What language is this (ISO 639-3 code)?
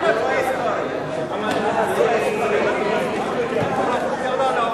heb